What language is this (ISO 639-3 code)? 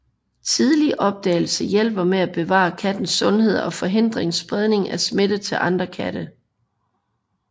dan